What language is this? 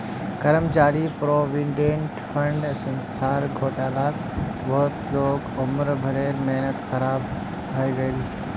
Magahi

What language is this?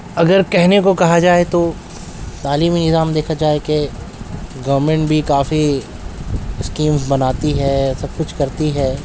Urdu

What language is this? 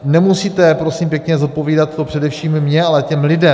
Czech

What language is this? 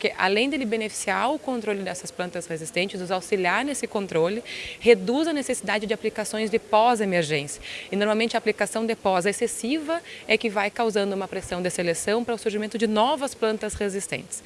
Portuguese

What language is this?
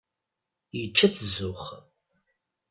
Kabyle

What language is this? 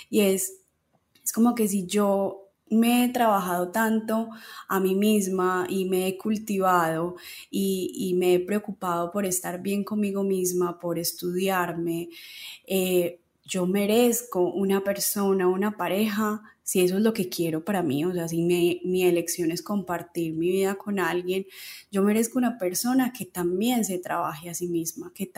Spanish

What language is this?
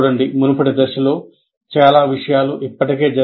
Telugu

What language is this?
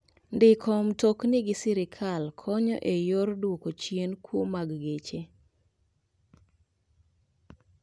Luo (Kenya and Tanzania)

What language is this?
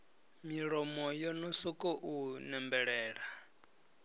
Venda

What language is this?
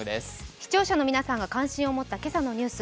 Japanese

